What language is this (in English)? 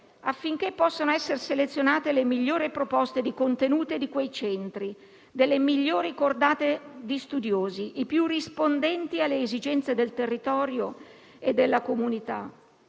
Italian